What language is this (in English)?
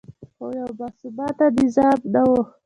Pashto